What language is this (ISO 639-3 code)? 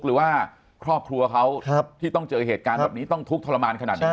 tha